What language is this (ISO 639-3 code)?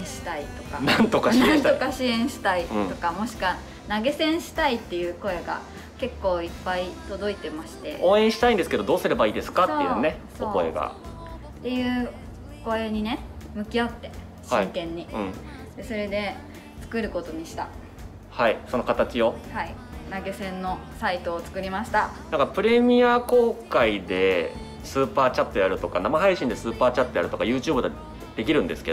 jpn